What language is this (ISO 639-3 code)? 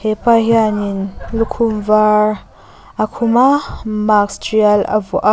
lus